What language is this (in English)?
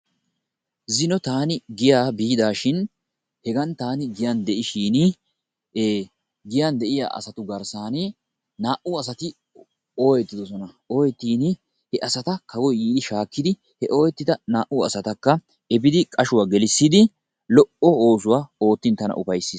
Wolaytta